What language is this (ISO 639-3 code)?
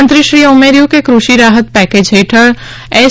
guj